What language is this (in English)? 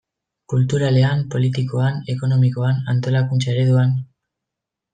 Basque